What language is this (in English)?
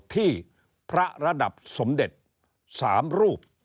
Thai